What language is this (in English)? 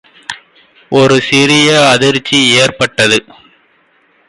Tamil